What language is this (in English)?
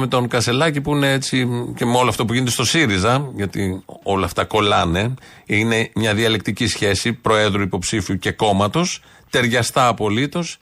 Greek